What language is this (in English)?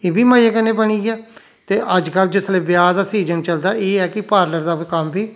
Dogri